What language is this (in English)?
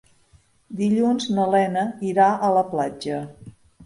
Catalan